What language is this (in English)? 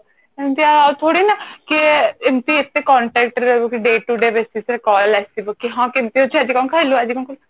Odia